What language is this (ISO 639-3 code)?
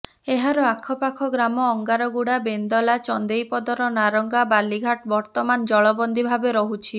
ori